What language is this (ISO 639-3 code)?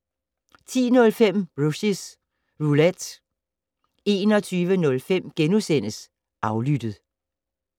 dan